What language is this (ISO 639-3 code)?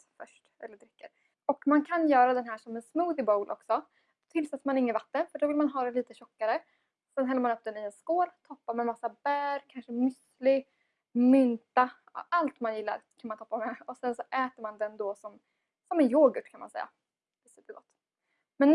swe